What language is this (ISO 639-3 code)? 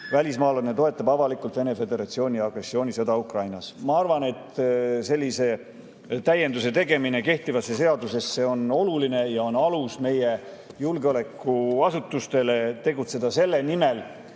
est